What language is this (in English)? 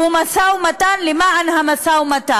Hebrew